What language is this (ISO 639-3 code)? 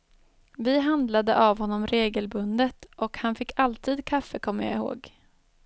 swe